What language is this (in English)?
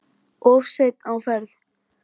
Icelandic